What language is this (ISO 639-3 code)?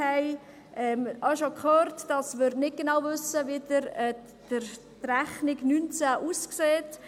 gsw